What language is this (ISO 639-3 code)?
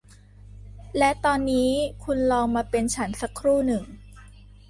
tha